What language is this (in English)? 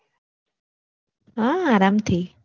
Gujarati